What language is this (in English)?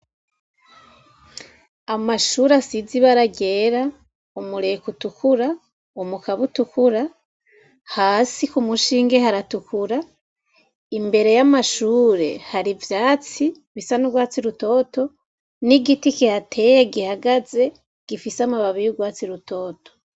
Rundi